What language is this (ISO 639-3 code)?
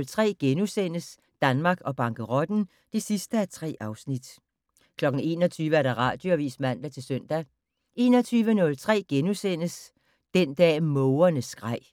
dan